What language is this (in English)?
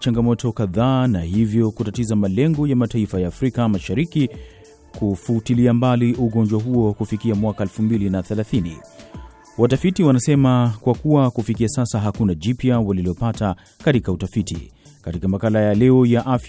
Swahili